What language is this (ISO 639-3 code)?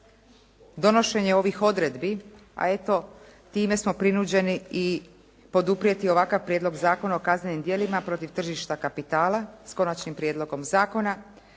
hrv